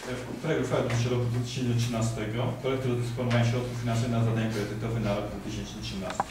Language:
Polish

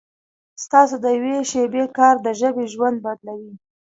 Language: Pashto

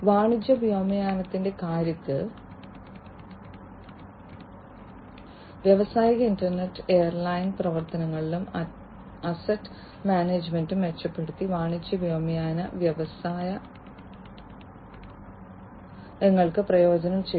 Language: Malayalam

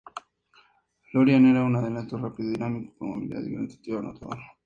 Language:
Spanish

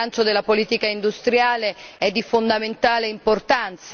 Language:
Italian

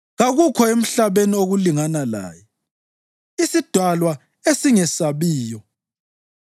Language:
North Ndebele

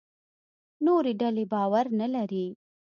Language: Pashto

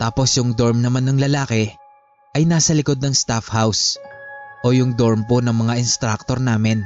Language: Filipino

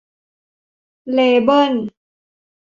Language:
Thai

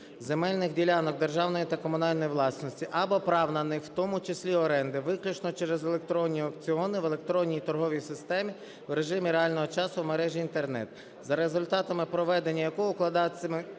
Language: Ukrainian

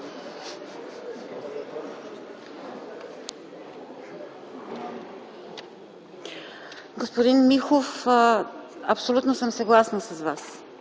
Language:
Bulgarian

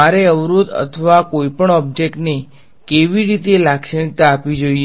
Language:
Gujarati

